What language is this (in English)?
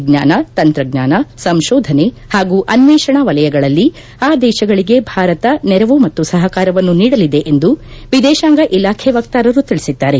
Kannada